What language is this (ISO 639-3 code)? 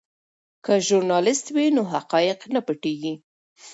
pus